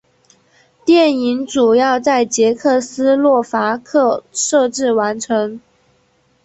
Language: Chinese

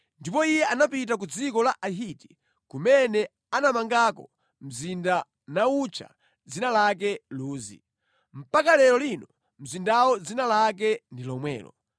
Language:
Nyanja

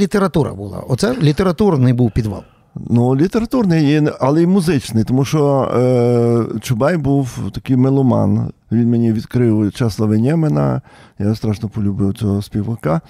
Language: Ukrainian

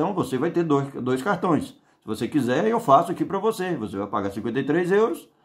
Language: Portuguese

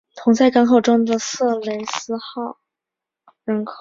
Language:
Chinese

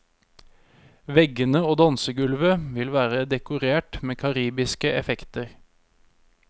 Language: Norwegian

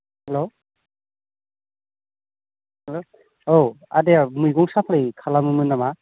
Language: Bodo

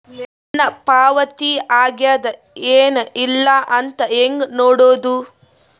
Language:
Kannada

